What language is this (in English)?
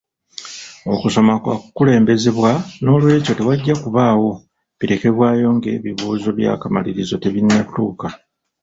Ganda